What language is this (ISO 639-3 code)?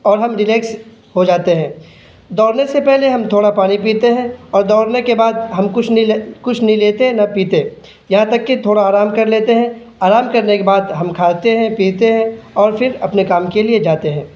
urd